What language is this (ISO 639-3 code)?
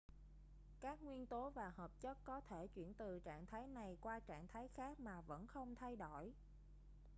vie